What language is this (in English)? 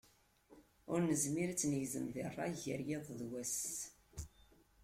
Kabyle